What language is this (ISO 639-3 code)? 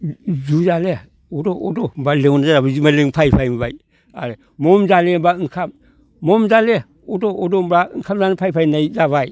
brx